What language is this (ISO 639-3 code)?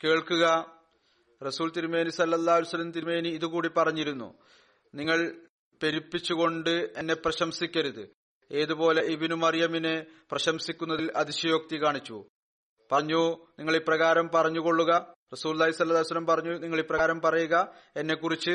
mal